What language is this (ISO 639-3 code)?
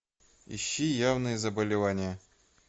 rus